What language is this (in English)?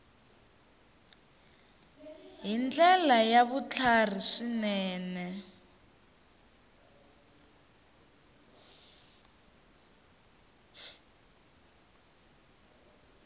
Tsonga